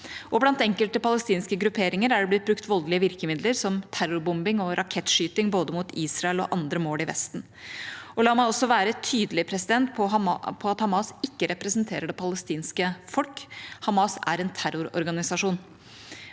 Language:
Norwegian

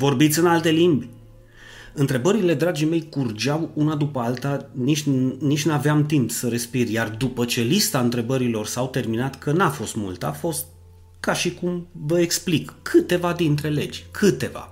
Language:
Romanian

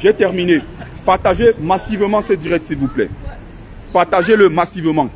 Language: French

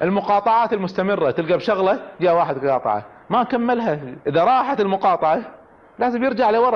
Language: Arabic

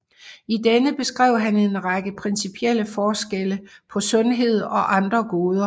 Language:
Danish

